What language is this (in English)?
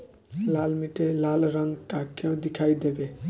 Bhojpuri